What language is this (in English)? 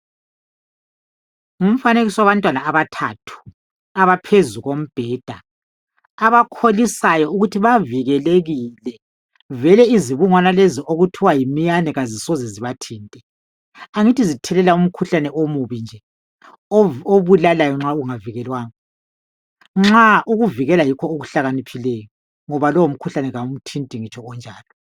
North Ndebele